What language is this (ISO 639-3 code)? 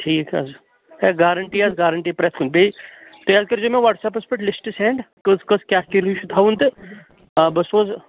kas